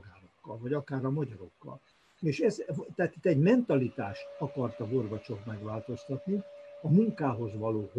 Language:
Hungarian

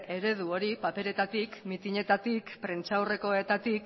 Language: Basque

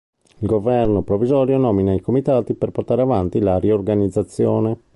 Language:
Italian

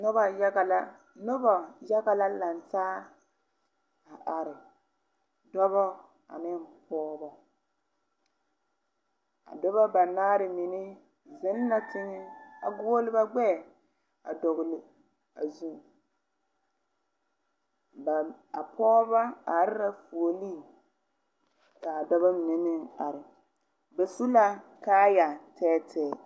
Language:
Southern Dagaare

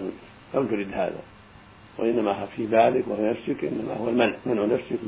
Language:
Arabic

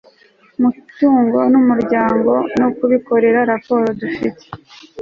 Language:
Kinyarwanda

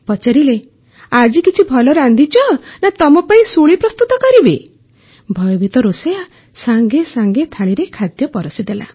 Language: Odia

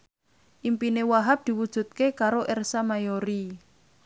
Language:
Javanese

